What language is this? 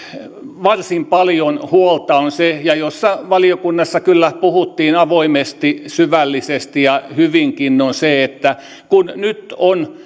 Finnish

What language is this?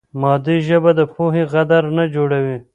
Pashto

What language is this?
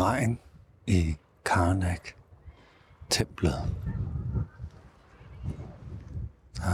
Danish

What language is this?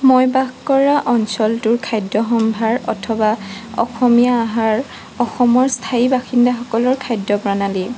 Assamese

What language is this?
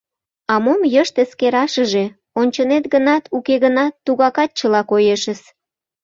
Mari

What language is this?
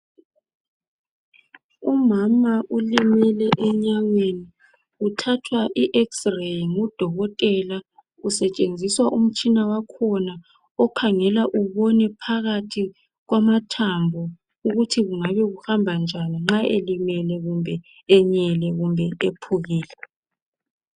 North Ndebele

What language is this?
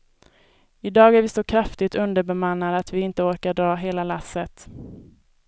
Swedish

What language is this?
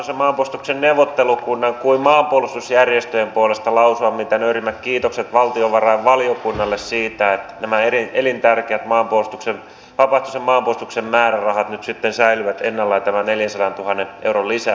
Finnish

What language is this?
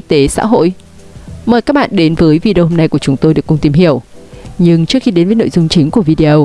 Vietnamese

